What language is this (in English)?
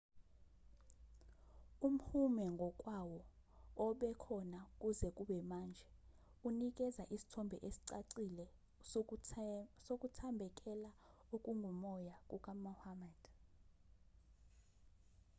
Zulu